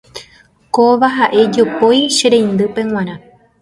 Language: Guarani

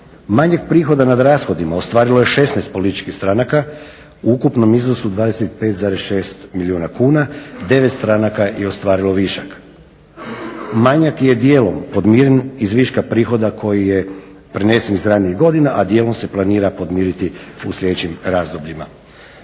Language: Croatian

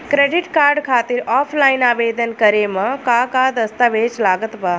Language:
Bhojpuri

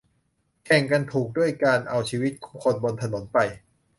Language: Thai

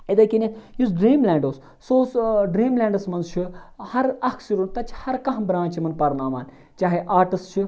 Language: Kashmiri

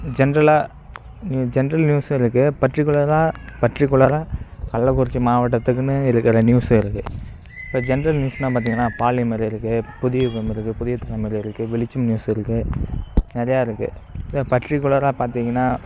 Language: Tamil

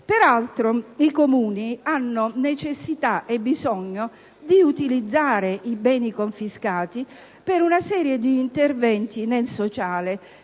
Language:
Italian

